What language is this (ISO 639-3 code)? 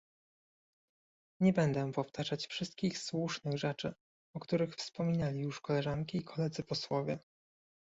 pol